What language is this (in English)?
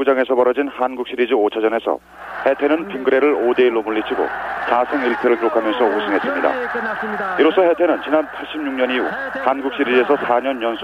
Korean